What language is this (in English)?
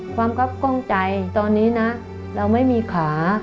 Thai